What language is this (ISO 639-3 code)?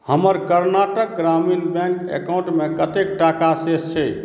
mai